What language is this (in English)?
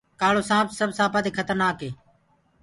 Gurgula